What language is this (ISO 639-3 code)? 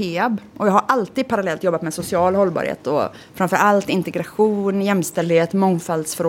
swe